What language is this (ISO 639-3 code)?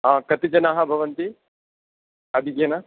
san